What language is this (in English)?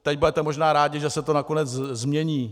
Czech